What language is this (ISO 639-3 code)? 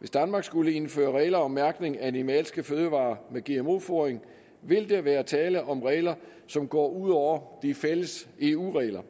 dan